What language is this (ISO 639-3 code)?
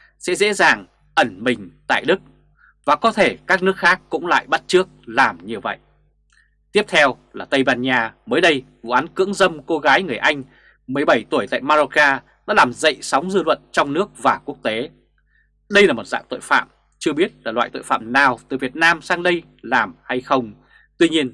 vie